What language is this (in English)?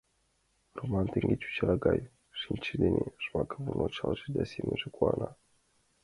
Mari